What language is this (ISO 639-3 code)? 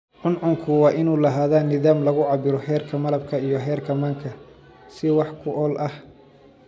som